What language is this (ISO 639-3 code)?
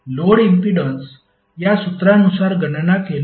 mar